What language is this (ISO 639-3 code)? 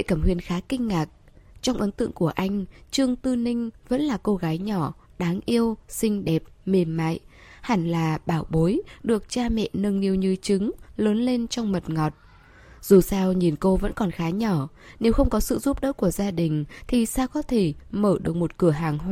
vie